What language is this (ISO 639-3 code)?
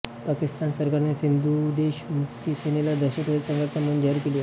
mar